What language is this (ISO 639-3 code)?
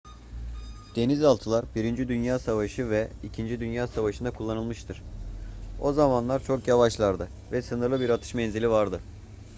tur